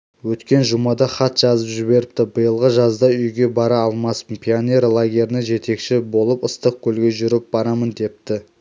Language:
Kazakh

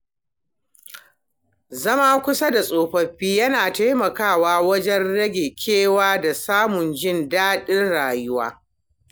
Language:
Hausa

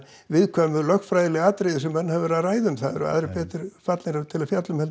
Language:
Icelandic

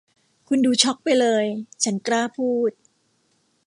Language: Thai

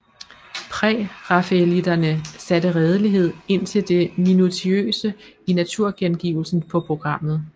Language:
Danish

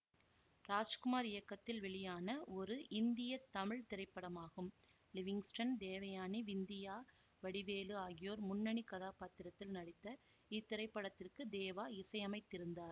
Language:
Tamil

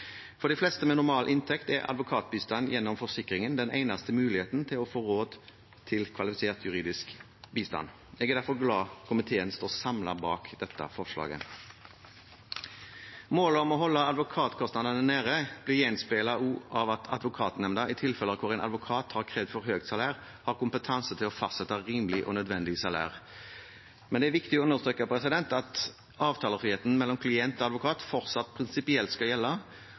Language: Norwegian Bokmål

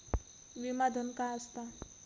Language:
Marathi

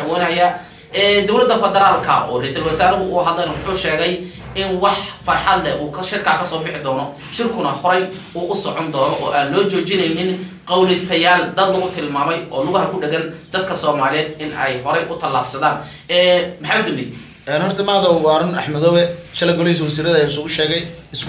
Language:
Arabic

